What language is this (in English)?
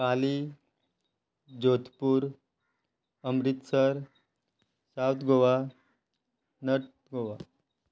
Konkani